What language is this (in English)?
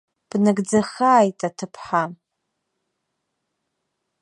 Abkhazian